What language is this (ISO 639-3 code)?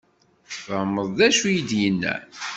kab